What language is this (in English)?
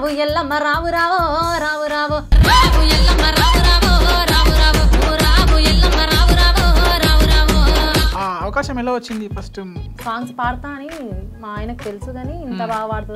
Telugu